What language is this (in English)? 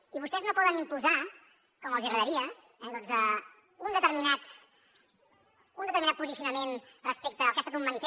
Catalan